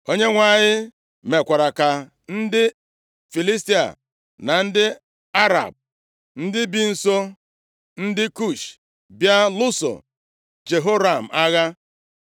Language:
Igbo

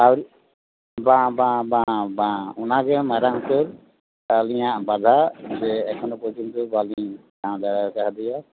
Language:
Santali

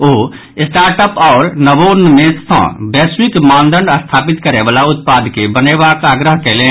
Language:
Maithili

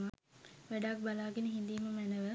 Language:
Sinhala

